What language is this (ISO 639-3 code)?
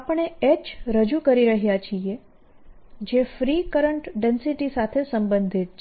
guj